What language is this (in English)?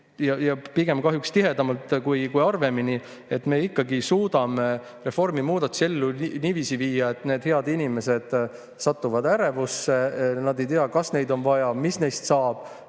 Estonian